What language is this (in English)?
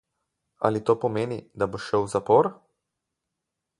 Slovenian